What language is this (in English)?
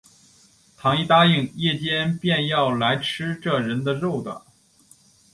Chinese